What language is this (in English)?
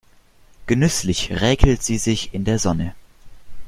German